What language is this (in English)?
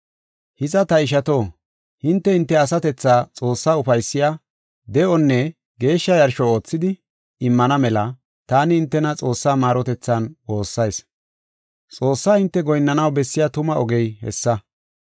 Gofa